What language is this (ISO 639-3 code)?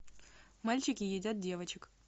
rus